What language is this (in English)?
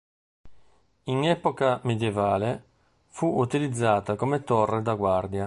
Italian